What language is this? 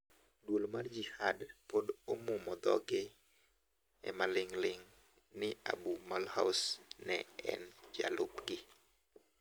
Luo (Kenya and Tanzania)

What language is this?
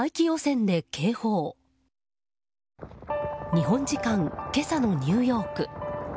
Japanese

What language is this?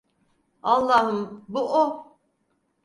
Turkish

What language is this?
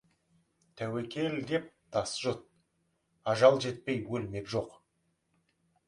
Kazakh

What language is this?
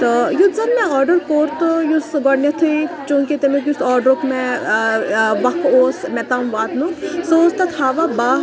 Kashmiri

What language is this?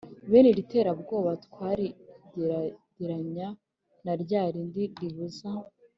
Kinyarwanda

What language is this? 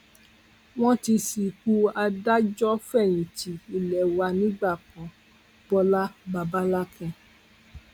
Yoruba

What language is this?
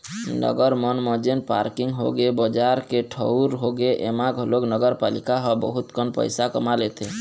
Chhattisgarhi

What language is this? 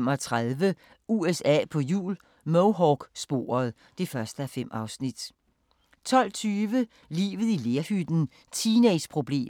Danish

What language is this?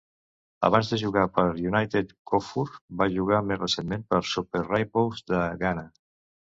Catalan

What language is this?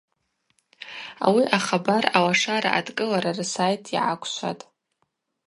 Abaza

